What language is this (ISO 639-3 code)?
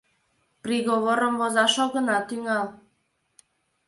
chm